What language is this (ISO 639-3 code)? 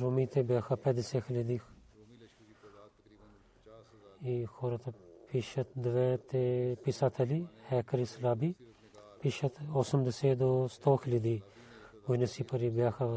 bul